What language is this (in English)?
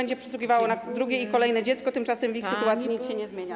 Polish